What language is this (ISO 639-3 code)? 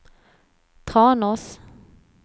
swe